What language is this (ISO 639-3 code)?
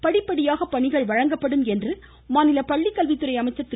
tam